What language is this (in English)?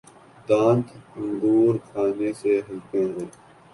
Urdu